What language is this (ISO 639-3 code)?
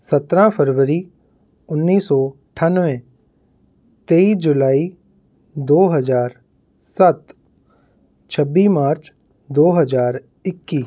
pan